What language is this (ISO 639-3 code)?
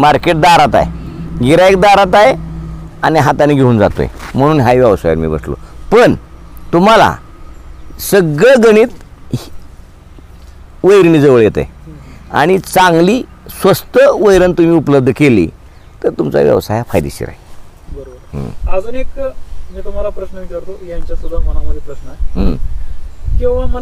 ron